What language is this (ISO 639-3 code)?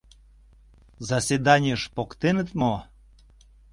chm